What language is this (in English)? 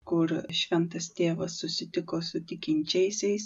Lithuanian